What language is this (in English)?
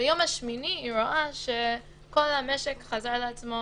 Hebrew